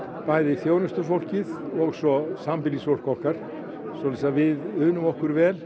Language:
Icelandic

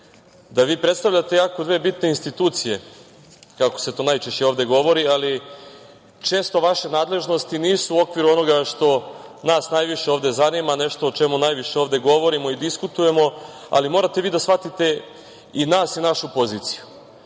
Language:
Serbian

